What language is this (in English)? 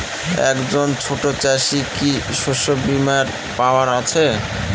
Bangla